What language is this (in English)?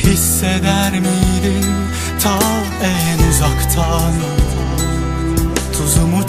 Turkish